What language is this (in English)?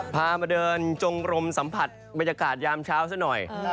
Thai